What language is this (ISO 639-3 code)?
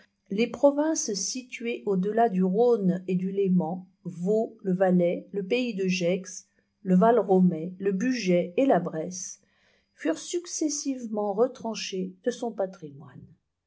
fra